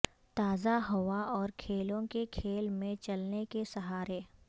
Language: Urdu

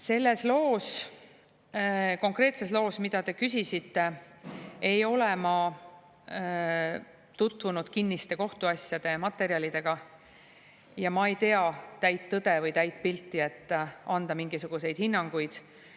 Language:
Estonian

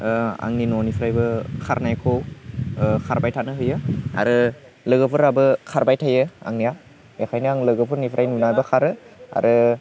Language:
Bodo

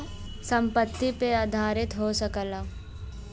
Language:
Bhojpuri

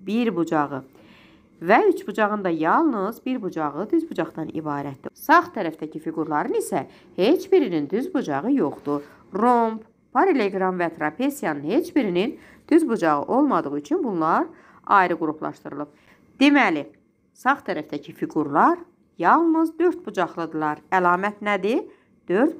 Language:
Turkish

